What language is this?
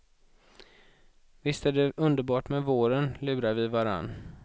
Swedish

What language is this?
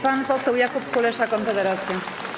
Polish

